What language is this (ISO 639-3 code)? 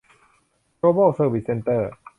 tha